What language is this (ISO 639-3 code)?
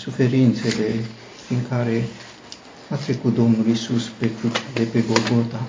ron